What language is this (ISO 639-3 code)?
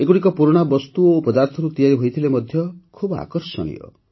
ori